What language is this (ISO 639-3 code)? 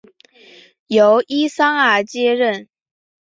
zho